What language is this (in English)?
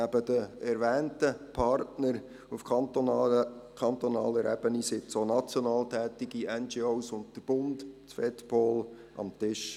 Swiss German